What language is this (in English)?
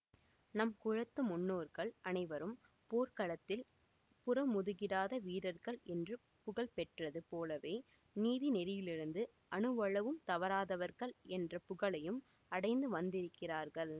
Tamil